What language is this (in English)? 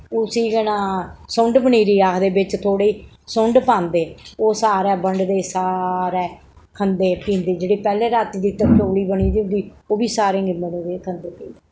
Dogri